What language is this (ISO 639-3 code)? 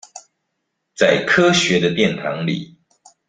zho